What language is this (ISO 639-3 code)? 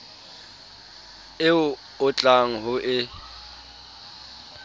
sot